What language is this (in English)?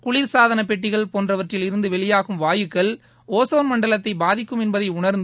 Tamil